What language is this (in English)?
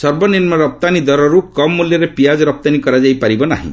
Odia